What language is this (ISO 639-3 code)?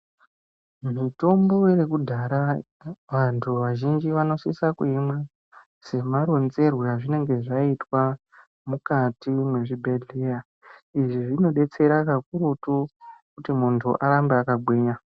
ndc